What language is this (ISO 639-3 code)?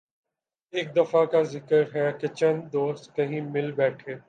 urd